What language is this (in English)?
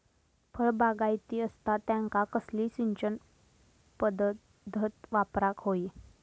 Marathi